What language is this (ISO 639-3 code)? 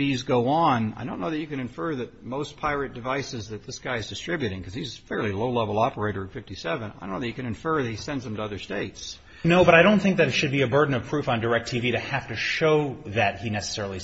eng